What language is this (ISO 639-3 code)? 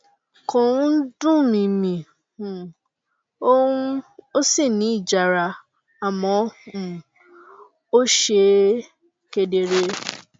yor